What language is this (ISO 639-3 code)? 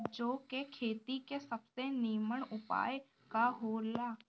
bho